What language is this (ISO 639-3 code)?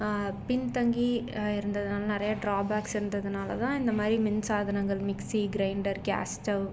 tam